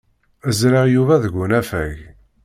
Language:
Kabyle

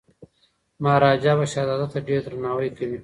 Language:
Pashto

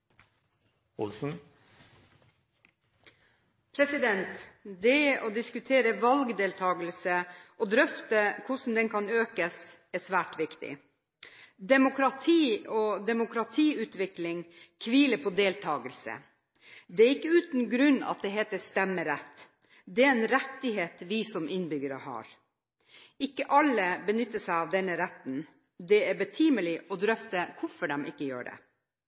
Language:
Norwegian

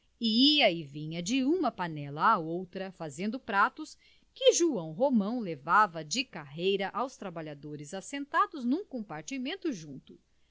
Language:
Portuguese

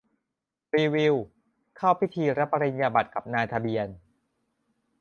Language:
Thai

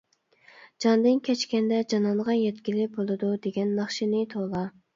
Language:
Uyghur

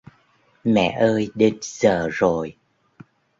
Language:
Vietnamese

